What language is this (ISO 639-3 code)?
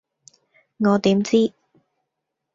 yue